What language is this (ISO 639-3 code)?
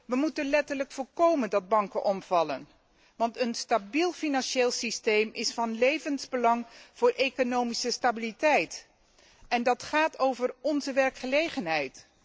nld